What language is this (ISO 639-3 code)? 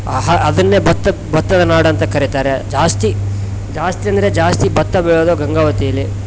kan